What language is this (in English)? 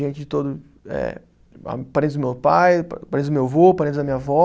Portuguese